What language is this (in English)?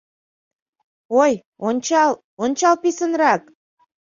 Mari